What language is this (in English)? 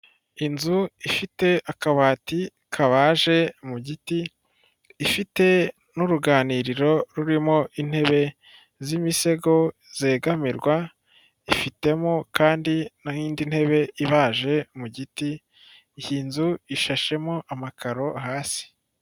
Kinyarwanda